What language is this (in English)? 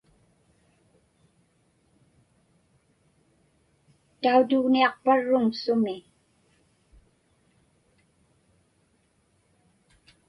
Inupiaq